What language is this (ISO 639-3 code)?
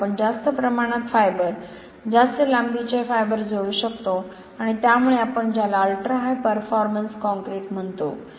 mar